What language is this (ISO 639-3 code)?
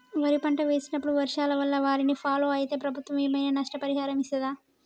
tel